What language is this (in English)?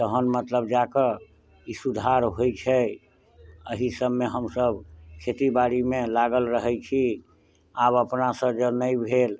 Maithili